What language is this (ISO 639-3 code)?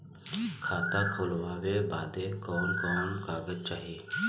bho